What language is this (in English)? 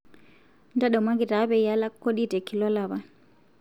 Masai